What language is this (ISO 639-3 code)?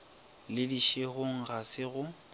nso